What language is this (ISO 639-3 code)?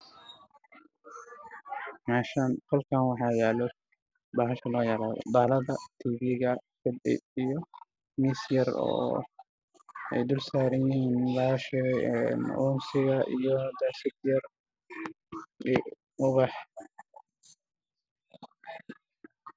som